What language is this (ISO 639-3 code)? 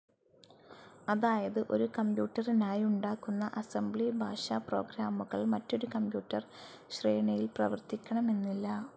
mal